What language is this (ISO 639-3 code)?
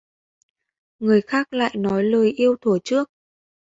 vie